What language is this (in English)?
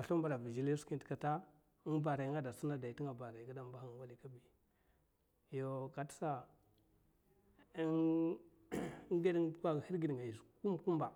Mafa